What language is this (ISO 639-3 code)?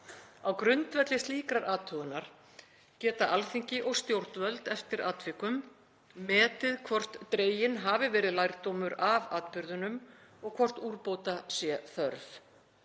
isl